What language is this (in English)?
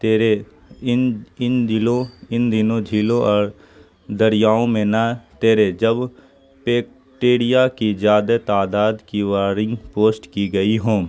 Urdu